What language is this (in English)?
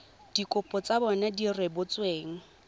Tswana